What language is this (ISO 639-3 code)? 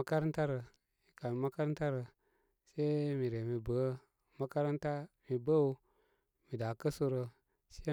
kmy